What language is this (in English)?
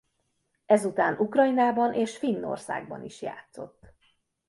Hungarian